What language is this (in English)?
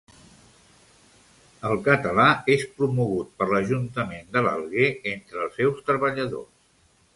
Catalan